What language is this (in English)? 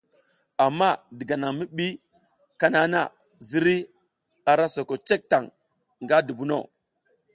South Giziga